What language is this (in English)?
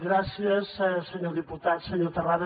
Catalan